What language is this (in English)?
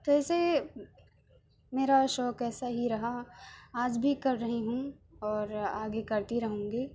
Urdu